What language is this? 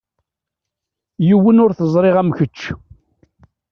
Kabyle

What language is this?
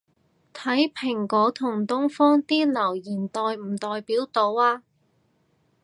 Cantonese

